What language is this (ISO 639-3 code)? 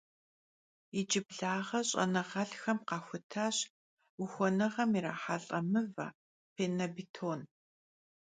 kbd